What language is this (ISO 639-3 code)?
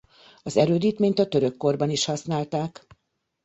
hun